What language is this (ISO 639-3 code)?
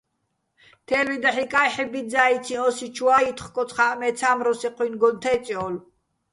bbl